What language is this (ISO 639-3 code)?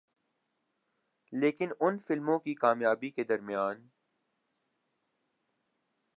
urd